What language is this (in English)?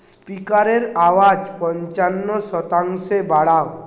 Bangla